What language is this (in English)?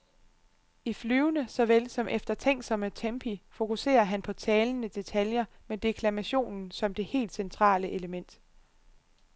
Danish